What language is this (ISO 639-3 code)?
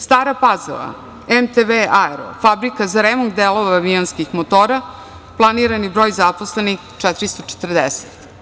srp